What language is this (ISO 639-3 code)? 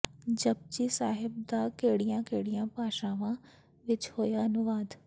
pan